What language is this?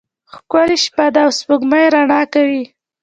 Pashto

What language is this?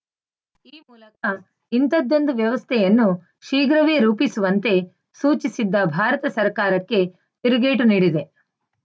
Kannada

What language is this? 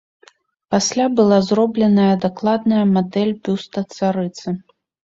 Belarusian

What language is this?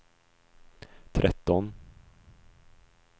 Swedish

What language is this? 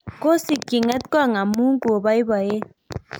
Kalenjin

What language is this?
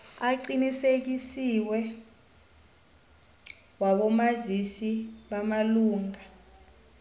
South Ndebele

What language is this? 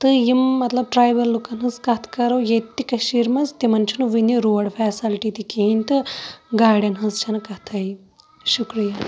Kashmiri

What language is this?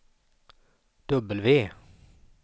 Swedish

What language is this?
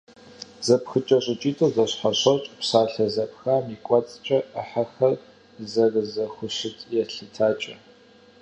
Kabardian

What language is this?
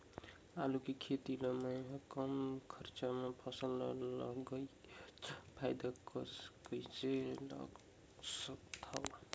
Chhattisgarhi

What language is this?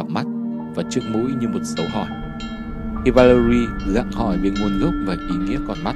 Vietnamese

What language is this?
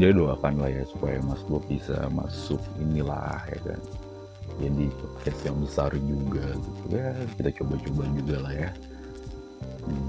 Indonesian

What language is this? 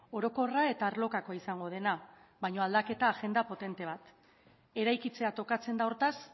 Basque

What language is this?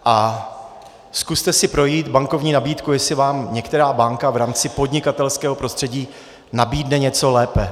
Czech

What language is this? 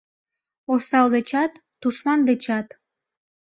Mari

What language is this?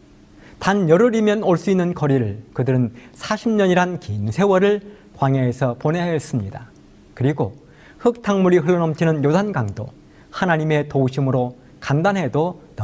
Korean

